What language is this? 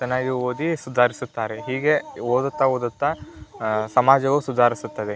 Kannada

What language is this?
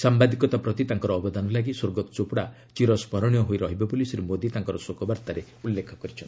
Odia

